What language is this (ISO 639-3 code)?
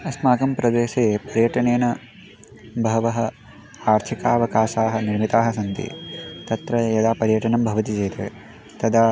san